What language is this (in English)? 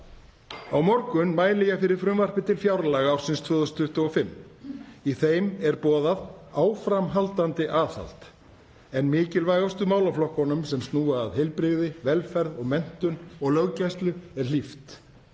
Icelandic